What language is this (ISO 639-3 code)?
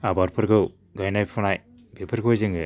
brx